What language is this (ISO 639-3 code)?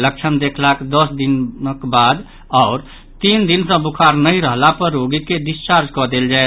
mai